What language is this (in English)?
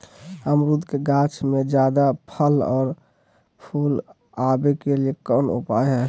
Magahi